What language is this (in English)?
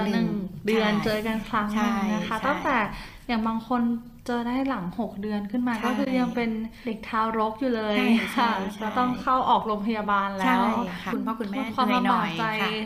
Thai